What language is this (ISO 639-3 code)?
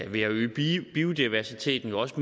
dan